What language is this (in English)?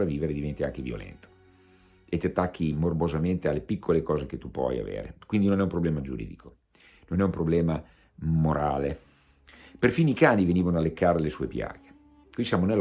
Italian